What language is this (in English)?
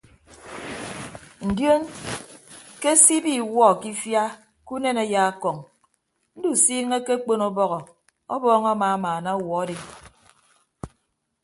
Ibibio